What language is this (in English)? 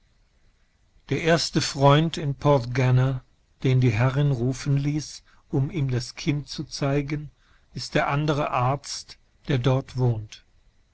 German